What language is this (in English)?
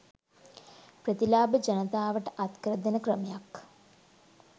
Sinhala